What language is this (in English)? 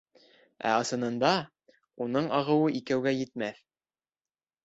Bashkir